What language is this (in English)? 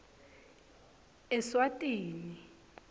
Swati